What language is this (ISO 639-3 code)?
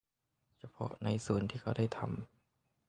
tha